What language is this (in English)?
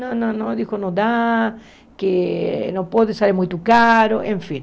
Portuguese